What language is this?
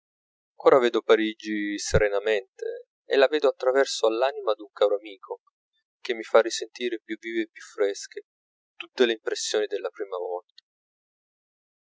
Italian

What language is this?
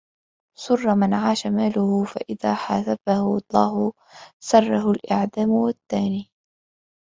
Arabic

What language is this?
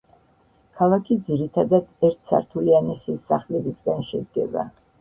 Georgian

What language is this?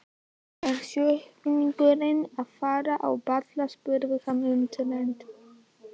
Icelandic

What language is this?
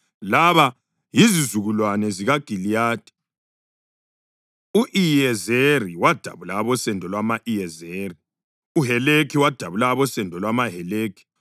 North Ndebele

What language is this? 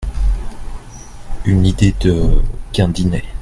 French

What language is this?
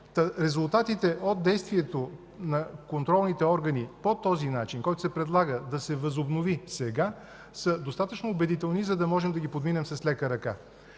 Bulgarian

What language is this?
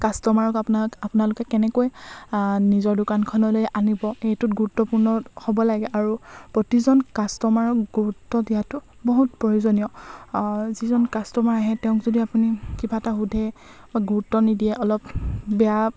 Assamese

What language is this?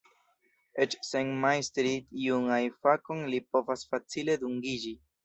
Esperanto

